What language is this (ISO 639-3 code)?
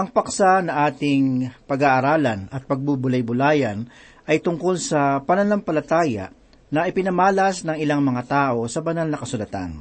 fil